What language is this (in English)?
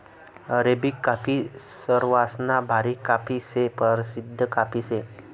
Marathi